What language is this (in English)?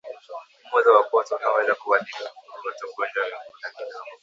Swahili